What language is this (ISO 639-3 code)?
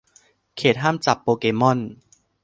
tha